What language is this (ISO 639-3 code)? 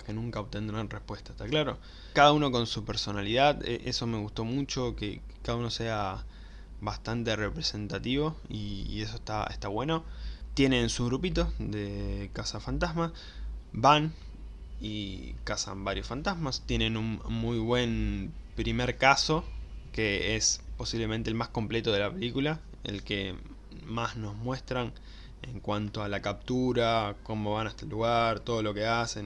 spa